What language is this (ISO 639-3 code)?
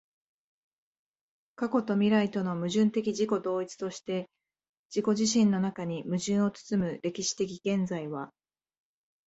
jpn